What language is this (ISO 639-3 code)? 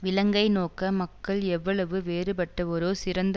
tam